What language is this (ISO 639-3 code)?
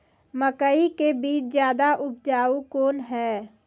mai